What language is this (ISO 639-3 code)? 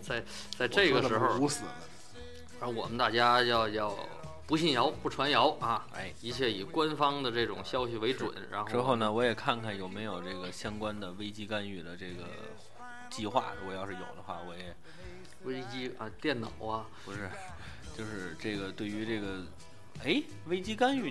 zho